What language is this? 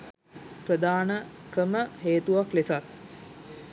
Sinhala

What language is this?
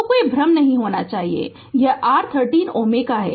Hindi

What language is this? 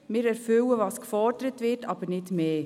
Swiss German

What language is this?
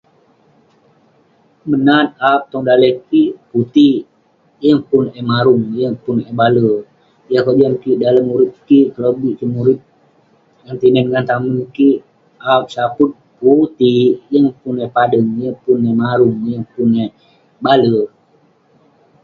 Western Penan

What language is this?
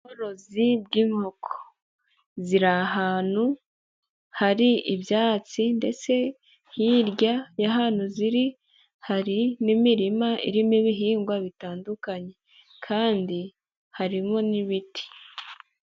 Kinyarwanda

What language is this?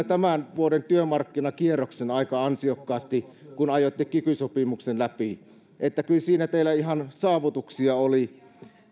Finnish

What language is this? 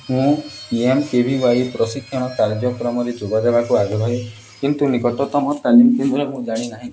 Odia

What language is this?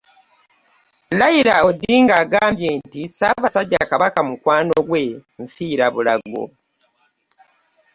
Ganda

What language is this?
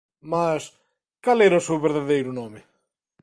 Galician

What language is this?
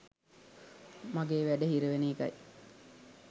Sinhala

